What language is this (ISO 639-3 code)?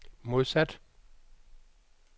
dan